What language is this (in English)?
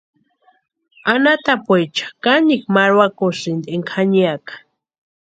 Western Highland Purepecha